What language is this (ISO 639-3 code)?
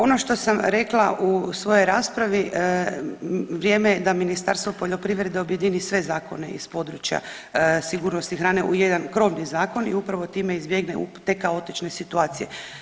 hrv